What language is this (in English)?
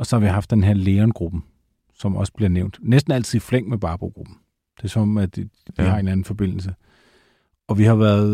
Danish